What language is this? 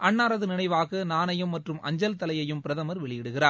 Tamil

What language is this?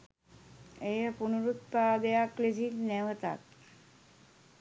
Sinhala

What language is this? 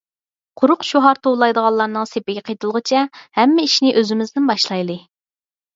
Uyghur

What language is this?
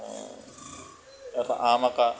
Assamese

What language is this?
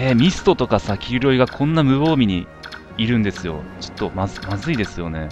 Japanese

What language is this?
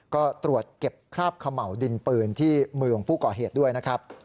Thai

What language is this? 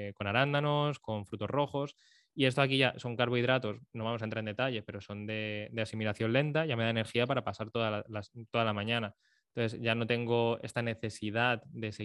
Spanish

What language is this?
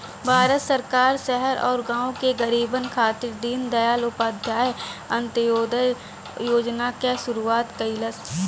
Bhojpuri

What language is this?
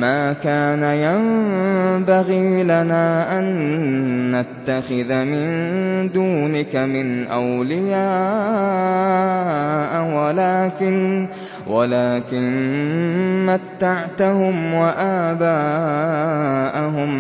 Arabic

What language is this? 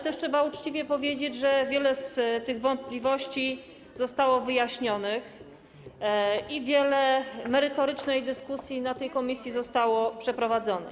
Polish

